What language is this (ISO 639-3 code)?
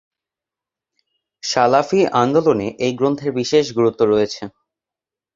ben